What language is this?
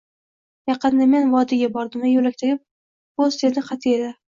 Uzbek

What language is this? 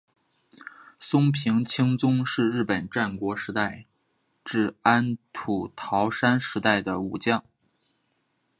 Chinese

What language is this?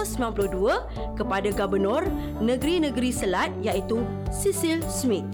Malay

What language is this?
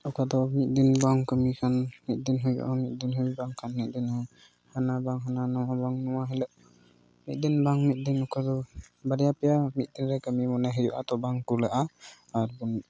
Santali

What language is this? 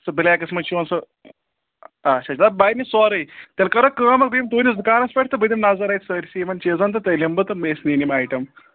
Kashmiri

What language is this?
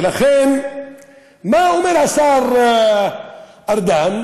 Hebrew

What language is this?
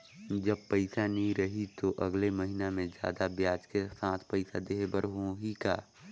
Chhattisgarhi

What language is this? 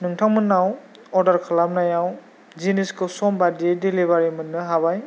Bodo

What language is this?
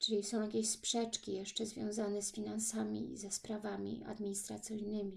Polish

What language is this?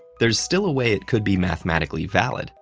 English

